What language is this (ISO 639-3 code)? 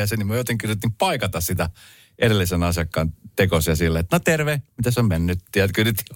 fin